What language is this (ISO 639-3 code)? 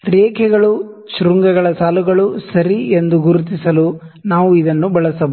kan